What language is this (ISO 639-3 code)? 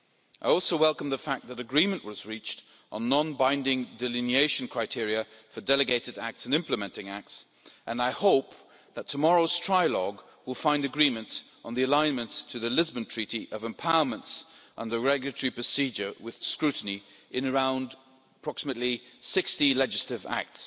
eng